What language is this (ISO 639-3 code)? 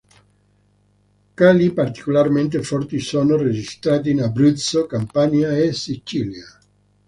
ita